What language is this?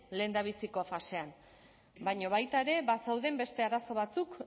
Basque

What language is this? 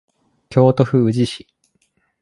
Japanese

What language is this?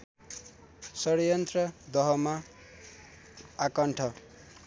Nepali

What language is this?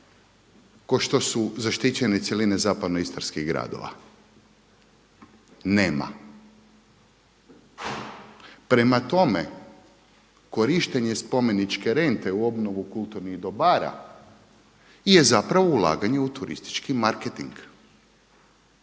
Croatian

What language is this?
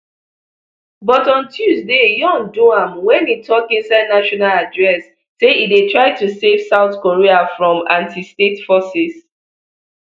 Nigerian Pidgin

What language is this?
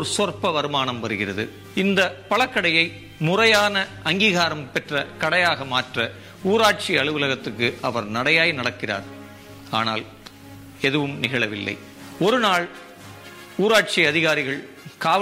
Tamil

